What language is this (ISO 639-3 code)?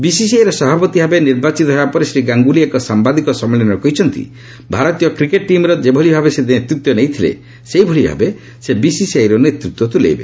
ori